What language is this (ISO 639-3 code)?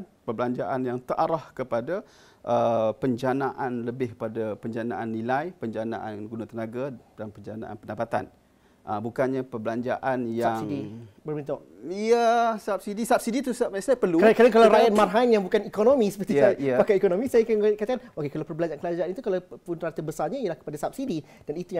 msa